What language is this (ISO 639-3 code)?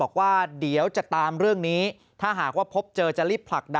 tha